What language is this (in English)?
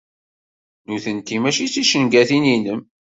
Kabyle